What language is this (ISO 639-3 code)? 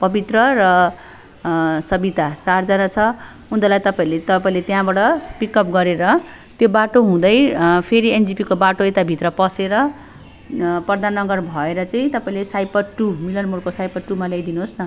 nep